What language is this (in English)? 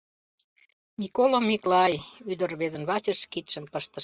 Mari